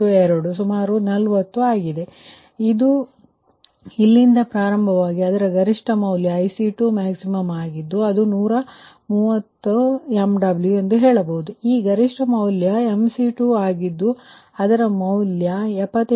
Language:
Kannada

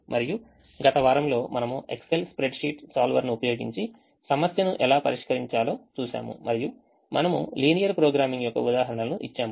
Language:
Telugu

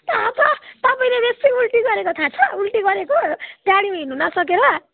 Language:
Nepali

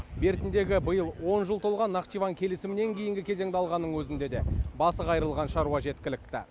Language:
Kazakh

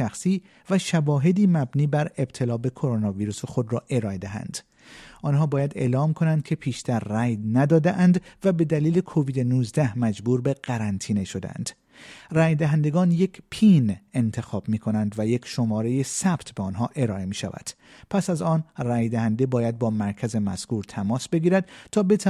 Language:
Persian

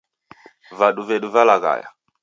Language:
Taita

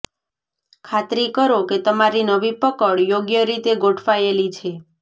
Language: Gujarati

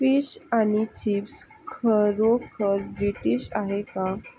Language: Marathi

